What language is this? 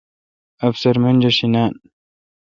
Kalkoti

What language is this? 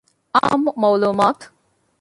Divehi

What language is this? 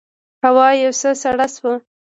Pashto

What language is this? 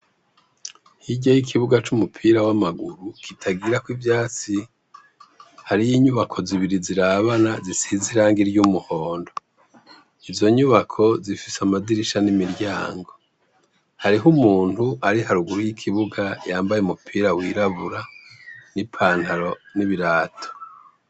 Rundi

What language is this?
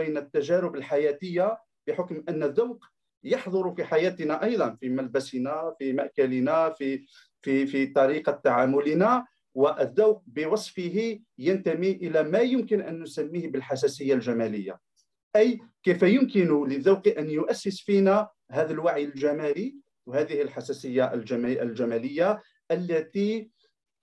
Arabic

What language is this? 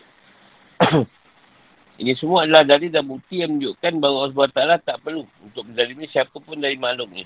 Malay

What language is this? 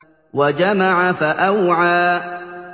Arabic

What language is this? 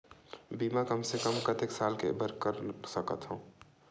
Chhattisgarhi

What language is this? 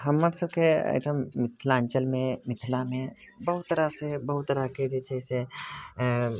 Maithili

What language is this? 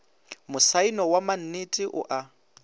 Northern Sotho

